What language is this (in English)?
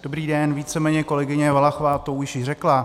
Czech